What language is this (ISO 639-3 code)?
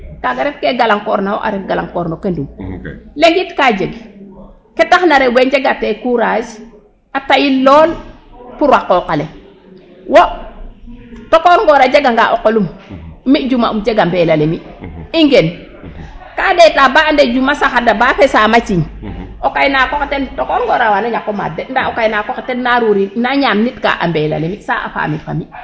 srr